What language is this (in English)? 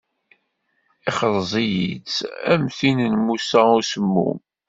Kabyle